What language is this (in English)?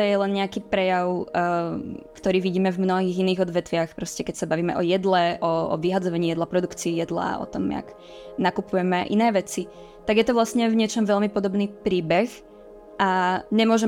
Czech